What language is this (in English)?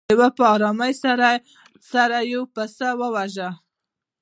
Pashto